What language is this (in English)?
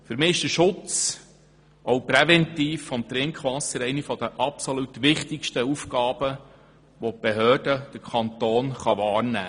Swiss German